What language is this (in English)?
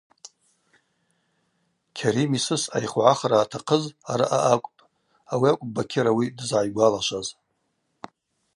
Abaza